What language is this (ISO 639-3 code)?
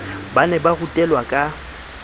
sot